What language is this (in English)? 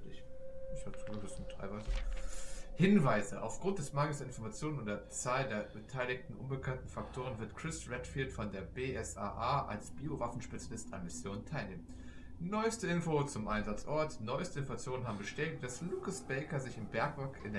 German